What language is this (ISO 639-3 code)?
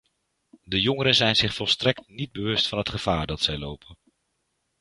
nld